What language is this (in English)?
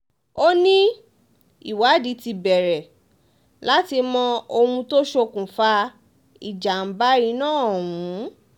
Yoruba